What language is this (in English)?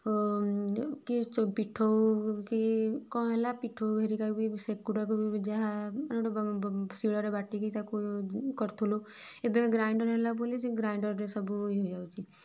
Odia